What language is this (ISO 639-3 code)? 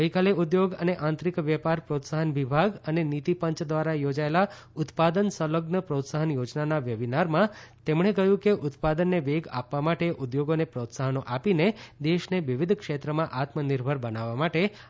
guj